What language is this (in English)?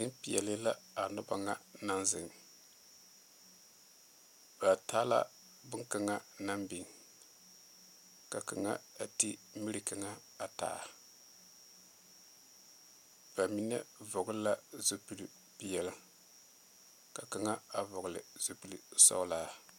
Southern Dagaare